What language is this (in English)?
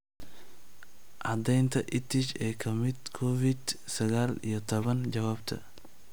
Somali